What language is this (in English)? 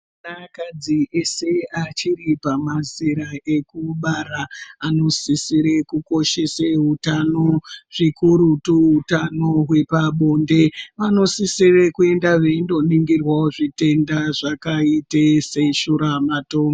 Ndau